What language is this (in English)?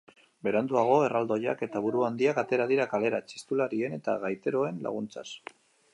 Basque